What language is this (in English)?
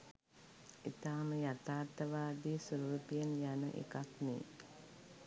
Sinhala